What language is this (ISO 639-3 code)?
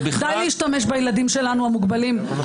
heb